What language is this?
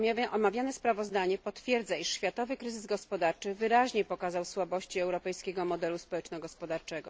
Polish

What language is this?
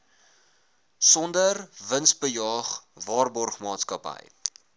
Afrikaans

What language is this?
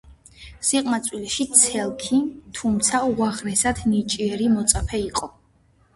Georgian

